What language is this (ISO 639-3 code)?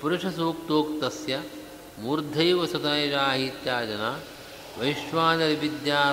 kan